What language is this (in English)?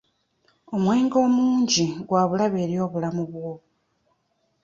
Ganda